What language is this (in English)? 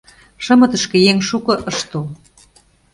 Mari